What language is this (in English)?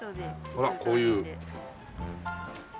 Japanese